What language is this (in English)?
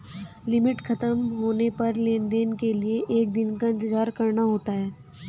Hindi